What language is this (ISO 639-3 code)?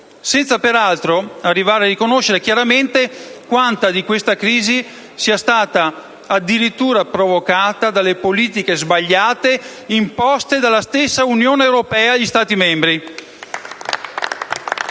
ita